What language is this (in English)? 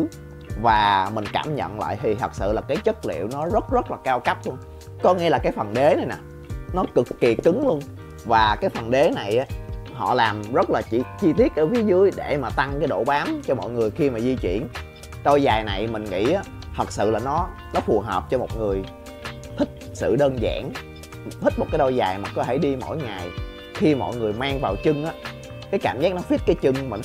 Vietnamese